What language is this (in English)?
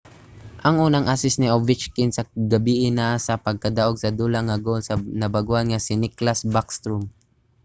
Cebuano